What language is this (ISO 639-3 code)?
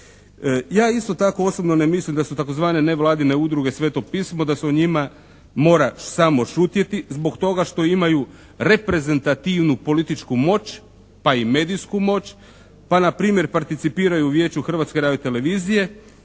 hrv